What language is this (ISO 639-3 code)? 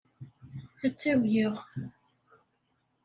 kab